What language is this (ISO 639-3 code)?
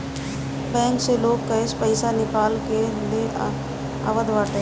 bho